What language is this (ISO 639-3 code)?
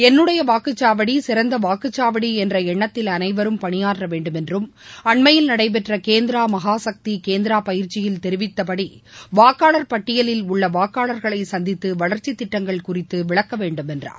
tam